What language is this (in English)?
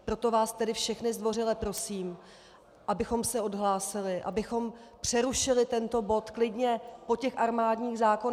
Czech